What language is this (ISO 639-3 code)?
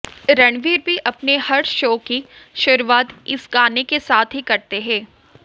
hin